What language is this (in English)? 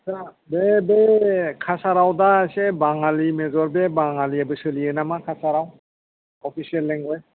Bodo